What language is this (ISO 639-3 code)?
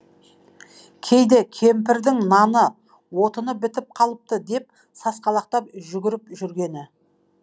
kaz